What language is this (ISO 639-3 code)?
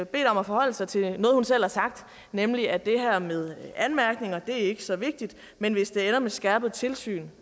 dan